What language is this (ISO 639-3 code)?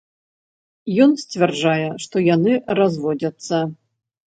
bel